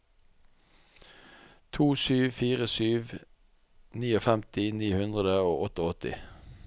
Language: Norwegian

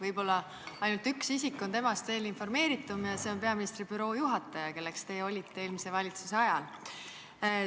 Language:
Estonian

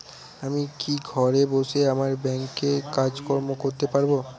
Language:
Bangla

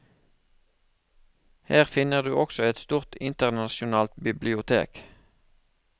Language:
Norwegian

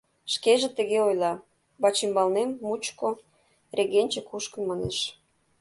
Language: Mari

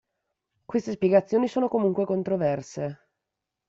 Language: Italian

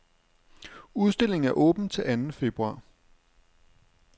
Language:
Danish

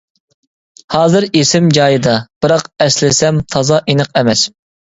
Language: Uyghur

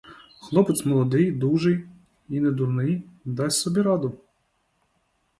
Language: Ukrainian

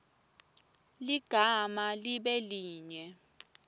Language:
Swati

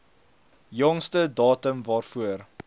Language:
Afrikaans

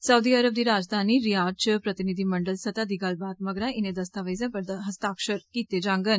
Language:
Dogri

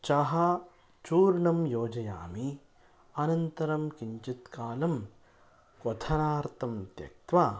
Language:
Sanskrit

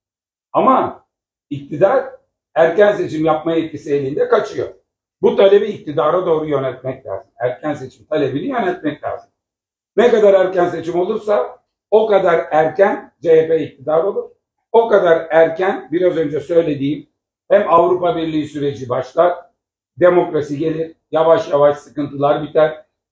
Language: Turkish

